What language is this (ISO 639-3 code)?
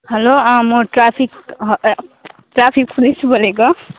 nep